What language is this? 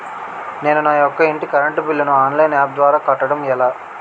Telugu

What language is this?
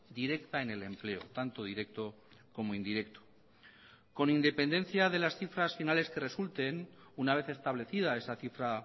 Spanish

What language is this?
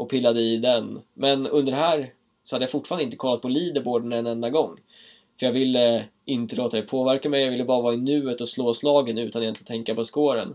Swedish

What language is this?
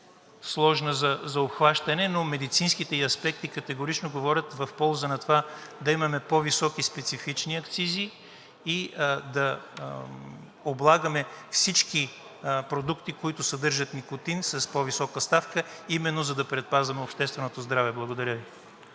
Bulgarian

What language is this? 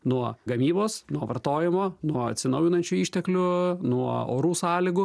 Lithuanian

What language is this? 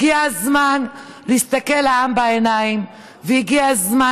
Hebrew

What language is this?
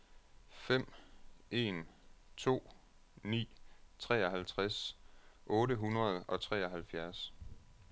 Danish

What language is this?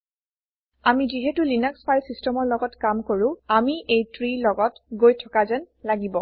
Assamese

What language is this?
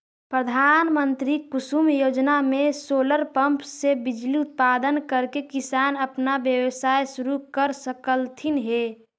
Magahi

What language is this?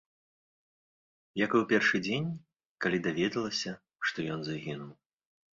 Belarusian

